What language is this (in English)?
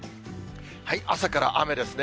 Japanese